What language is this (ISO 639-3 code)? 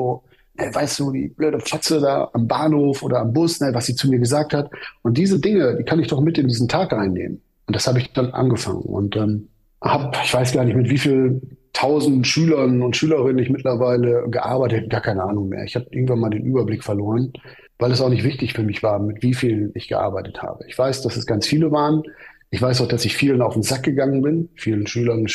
deu